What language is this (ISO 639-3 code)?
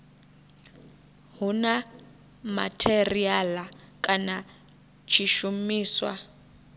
ven